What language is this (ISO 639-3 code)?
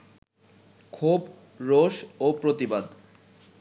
ben